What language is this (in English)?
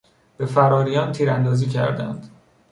Persian